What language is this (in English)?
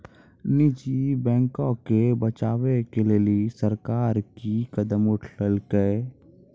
Maithili